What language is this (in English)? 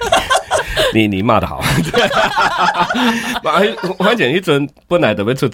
Chinese